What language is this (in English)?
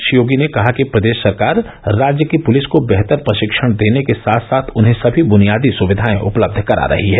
Hindi